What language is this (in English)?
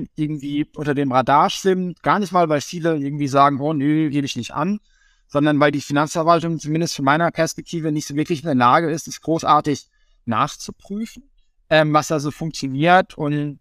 German